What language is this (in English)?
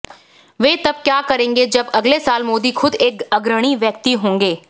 Hindi